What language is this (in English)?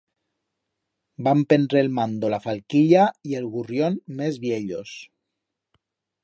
Aragonese